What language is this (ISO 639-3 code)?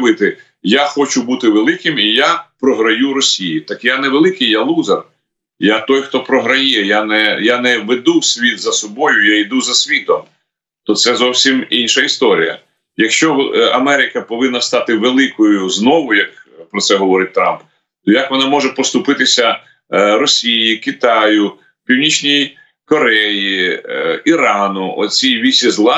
ukr